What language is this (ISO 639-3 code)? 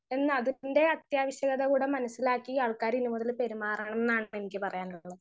mal